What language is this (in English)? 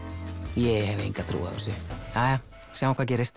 Icelandic